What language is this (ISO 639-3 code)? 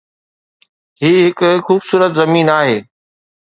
snd